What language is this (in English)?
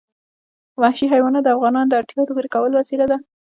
Pashto